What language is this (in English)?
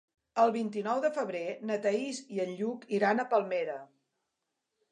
Catalan